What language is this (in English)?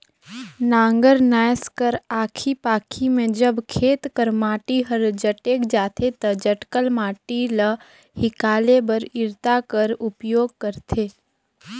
Chhattisgarhi